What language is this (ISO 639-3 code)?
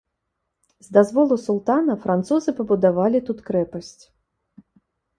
bel